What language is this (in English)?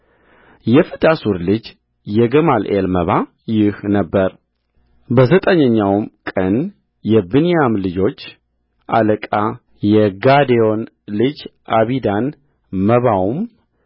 Amharic